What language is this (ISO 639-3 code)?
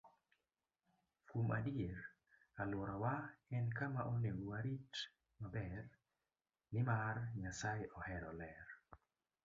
luo